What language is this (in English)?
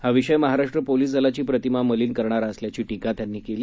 Marathi